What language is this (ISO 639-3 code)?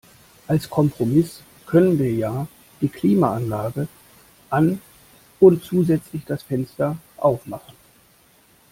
deu